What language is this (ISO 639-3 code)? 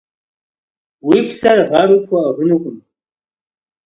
kbd